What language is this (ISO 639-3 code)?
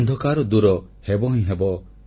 ori